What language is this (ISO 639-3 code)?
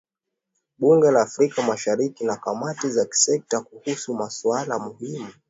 swa